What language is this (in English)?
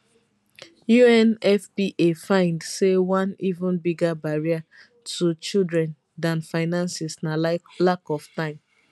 Nigerian Pidgin